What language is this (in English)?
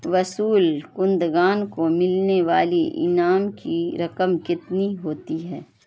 Urdu